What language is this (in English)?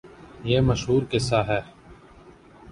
Urdu